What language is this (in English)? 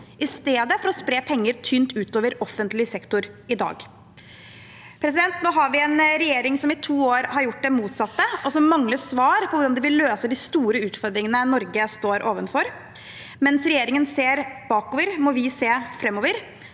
Norwegian